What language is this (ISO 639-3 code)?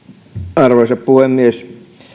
fin